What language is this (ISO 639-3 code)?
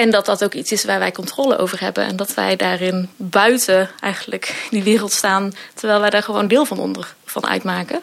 nld